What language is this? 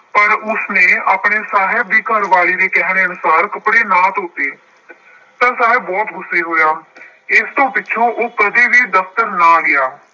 Punjabi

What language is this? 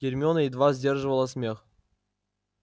Russian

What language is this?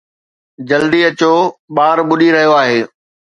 Sindhi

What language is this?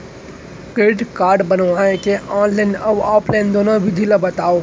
Chhattisgarhi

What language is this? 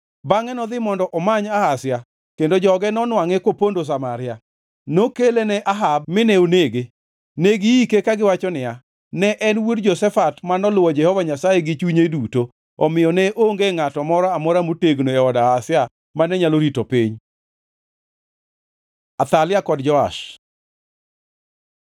Luo (Kenya and Tanzania)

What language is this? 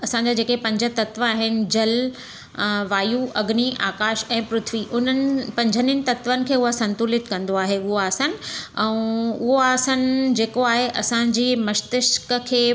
Sindhi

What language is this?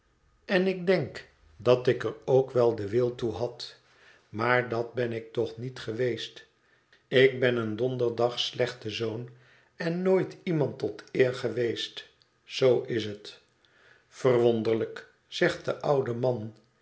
Dutch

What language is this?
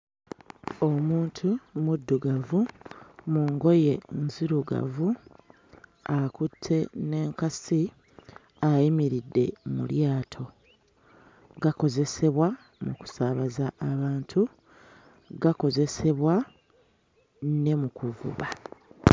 Ganda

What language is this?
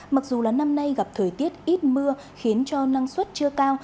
Vietnamese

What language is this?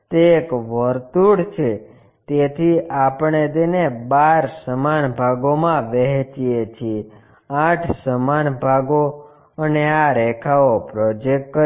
Gujarati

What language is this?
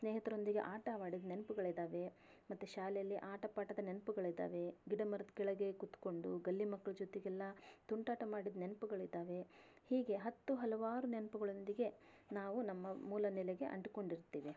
Kannada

